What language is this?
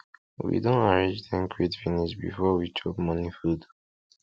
Nigerian Pidgin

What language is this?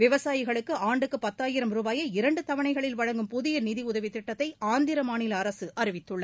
Tamil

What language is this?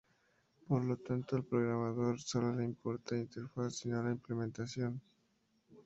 Spanish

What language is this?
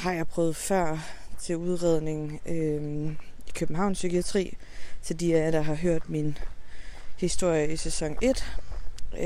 Danish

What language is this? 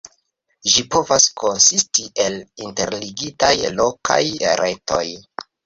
Esperanto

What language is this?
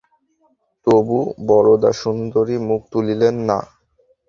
Bangla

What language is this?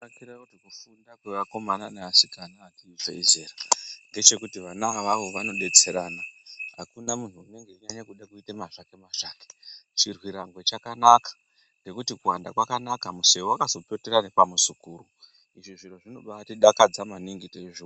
Ndau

